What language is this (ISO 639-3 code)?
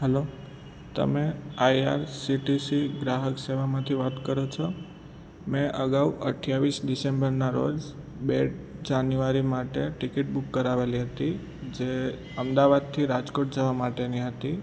guj